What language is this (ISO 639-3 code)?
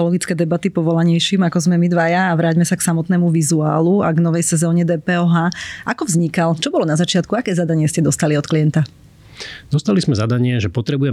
slk